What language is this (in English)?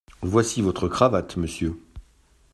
French